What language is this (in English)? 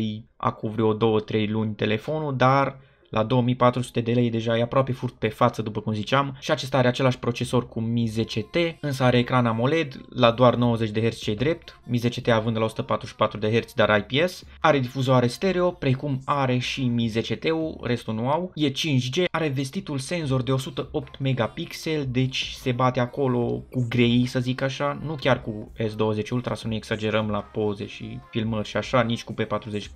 Romanian